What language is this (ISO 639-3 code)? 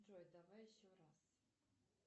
rus